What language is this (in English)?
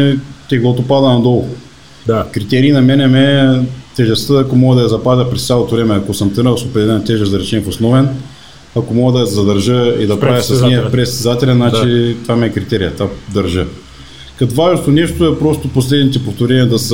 Bulgarian